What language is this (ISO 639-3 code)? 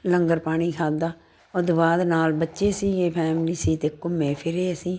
pan